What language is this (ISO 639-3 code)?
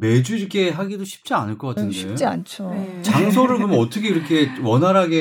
kor